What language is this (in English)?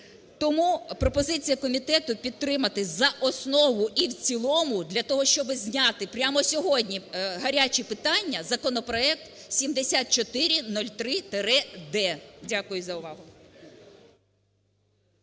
Ukrainian